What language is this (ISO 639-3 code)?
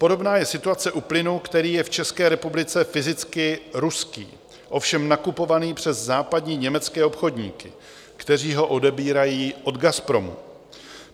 ces